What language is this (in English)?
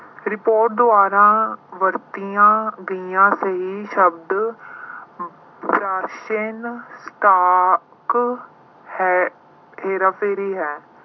Punjabi